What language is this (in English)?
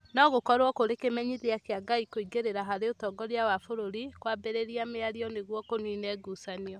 Kikuyu